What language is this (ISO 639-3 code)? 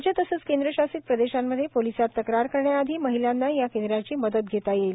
mar